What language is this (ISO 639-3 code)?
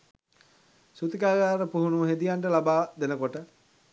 sin